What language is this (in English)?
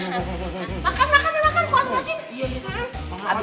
Indonesian